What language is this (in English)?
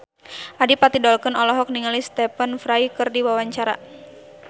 Sundanese